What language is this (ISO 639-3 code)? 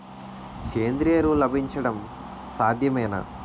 tel